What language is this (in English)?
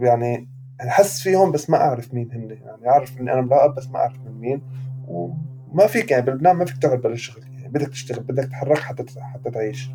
Arabic